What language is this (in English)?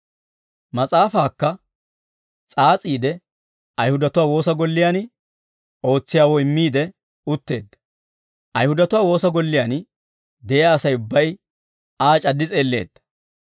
Dawro